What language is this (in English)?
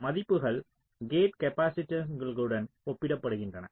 Tamil